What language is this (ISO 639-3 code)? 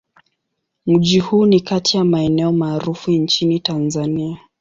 swa